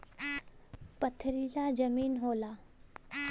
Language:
Bhojpuri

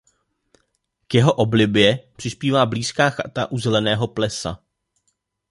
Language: Czech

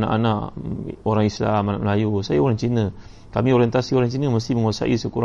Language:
Malay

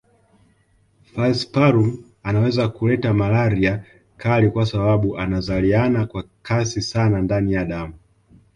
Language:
Swahili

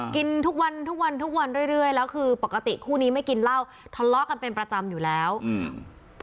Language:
Thai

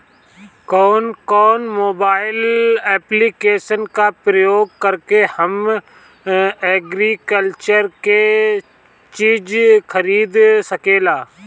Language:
Bhojpuri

